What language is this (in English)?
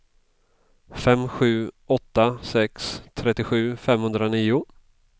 Swedish